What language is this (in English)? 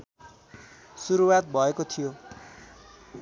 Nepali